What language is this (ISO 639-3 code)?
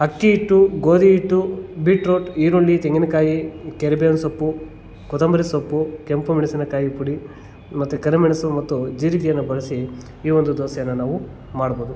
kan